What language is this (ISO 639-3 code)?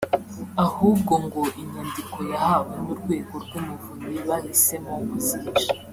kin